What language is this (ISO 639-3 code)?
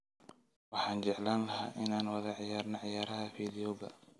som